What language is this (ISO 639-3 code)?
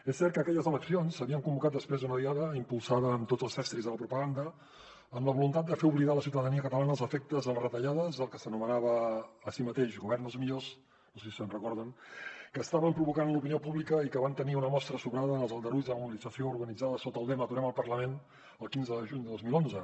cat